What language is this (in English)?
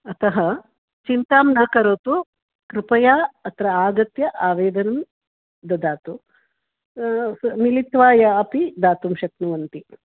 Sanskrit